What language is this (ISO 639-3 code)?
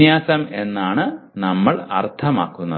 mal